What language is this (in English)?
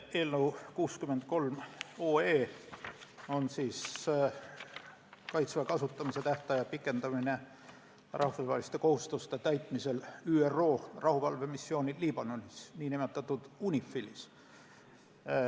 Estonian